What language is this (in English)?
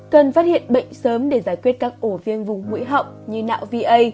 Vietnamese